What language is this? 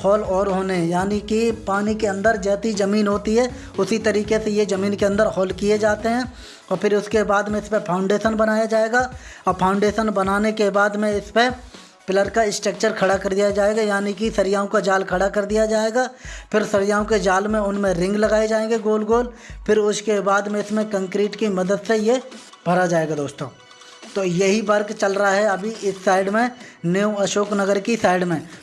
Hindi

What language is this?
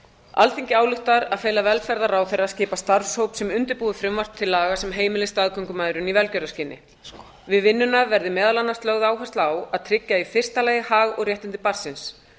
Icelandic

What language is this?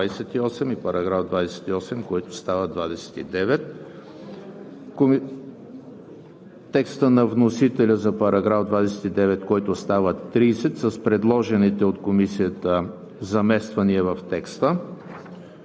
Bulgarian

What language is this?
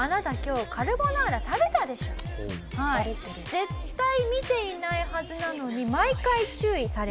Japanese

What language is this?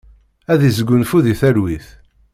Kabyle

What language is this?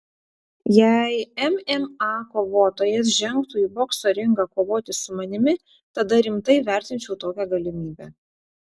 Lithuanian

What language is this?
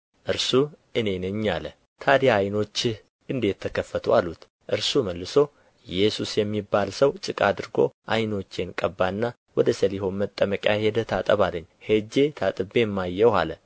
Amharic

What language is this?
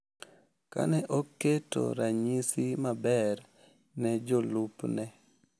Luo (Kenya and Tanzania)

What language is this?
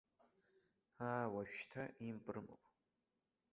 Abkhazian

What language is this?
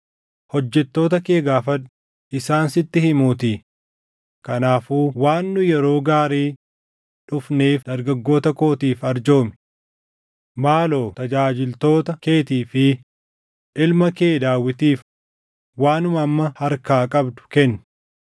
Oromo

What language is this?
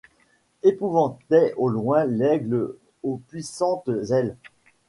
French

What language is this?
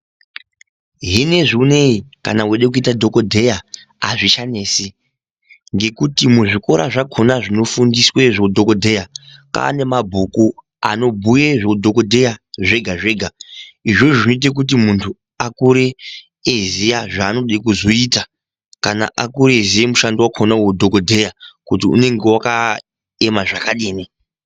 Ndau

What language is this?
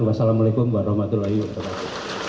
Indonesian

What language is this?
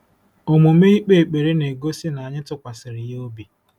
Igbo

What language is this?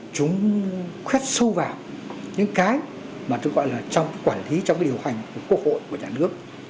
Vietnamese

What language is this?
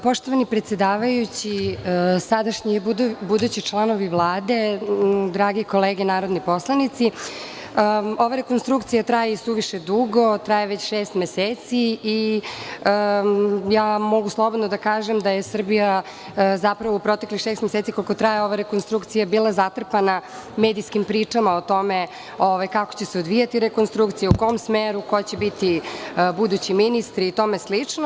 Serbian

